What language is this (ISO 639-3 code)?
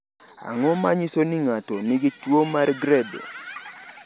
luo